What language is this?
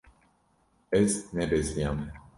Kurdish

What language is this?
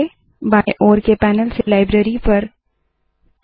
Hindi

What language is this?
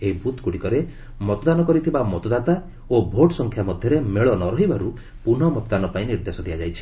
Odia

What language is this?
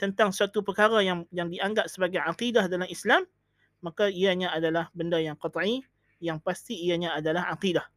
Malay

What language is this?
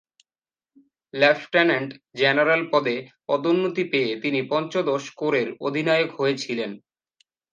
Bangla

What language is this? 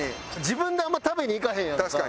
Japanese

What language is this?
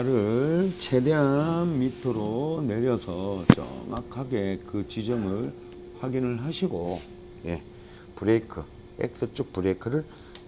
Korean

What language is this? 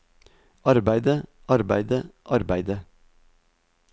Norwegian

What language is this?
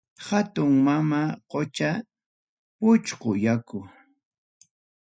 Ayacucho Quechua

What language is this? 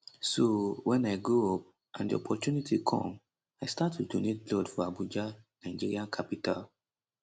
Nigerian Pidgin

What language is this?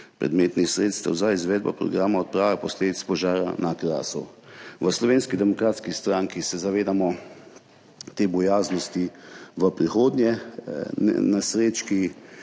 Slovenian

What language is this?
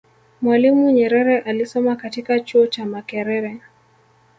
Swahili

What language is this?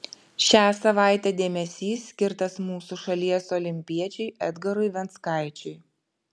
Lithuanian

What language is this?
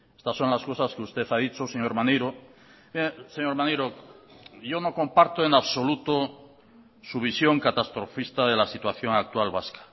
Spanish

